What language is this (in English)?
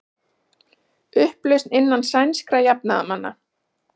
Icelandic